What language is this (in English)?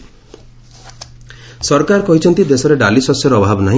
Odia